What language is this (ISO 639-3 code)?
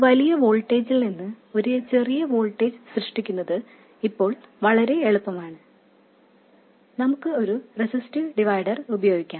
mal